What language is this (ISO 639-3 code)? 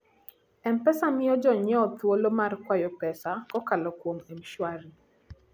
luo